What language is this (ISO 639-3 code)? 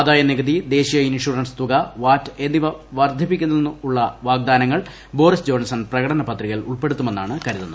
mal